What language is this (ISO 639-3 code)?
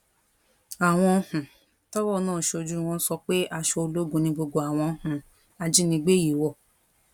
yor